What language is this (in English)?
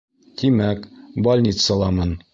Bashkir